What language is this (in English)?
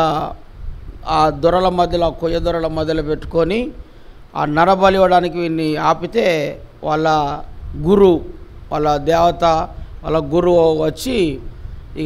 Telugu